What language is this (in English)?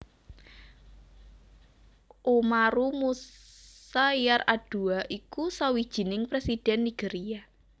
Javanese